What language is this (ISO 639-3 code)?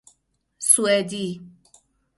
fas